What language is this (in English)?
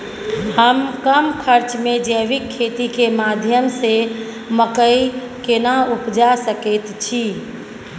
Maithili